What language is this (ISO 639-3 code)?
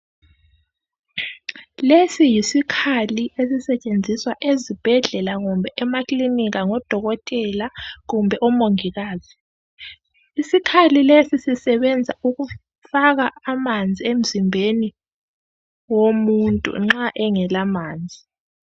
nde